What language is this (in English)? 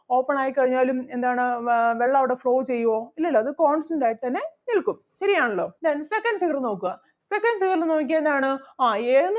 Malayalam